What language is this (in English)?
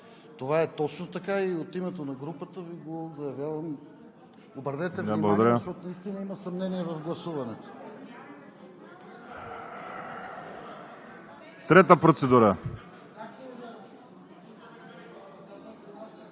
Bulgarian